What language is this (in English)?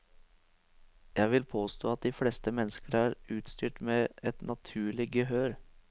Norwegian